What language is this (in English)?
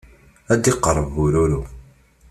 Kabyle